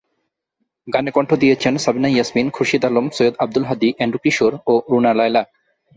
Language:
Bangla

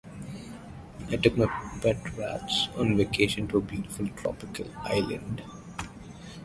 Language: English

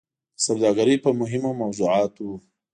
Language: Pashto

